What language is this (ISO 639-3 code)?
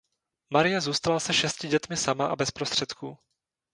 ces